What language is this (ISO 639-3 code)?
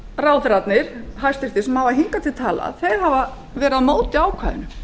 isl